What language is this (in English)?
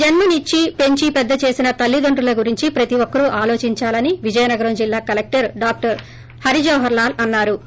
Telugu